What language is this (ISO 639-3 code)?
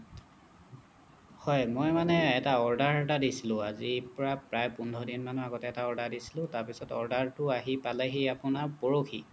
asm